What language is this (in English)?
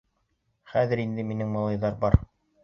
Bashkir